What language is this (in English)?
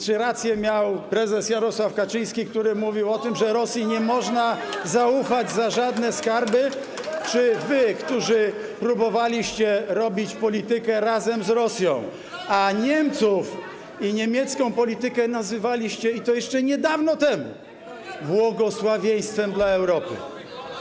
Polish